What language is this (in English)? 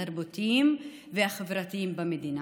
Hebrew